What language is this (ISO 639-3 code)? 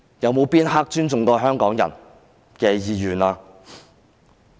yue